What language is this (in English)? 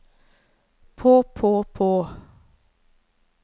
Norwegian